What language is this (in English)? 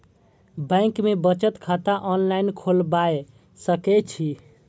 Maithili